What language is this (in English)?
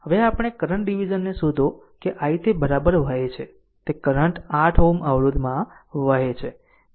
Gujarati